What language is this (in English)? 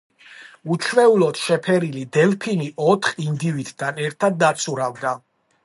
Georgian